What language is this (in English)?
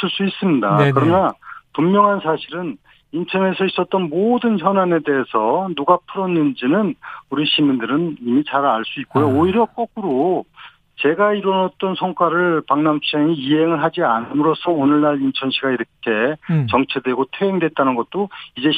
Korean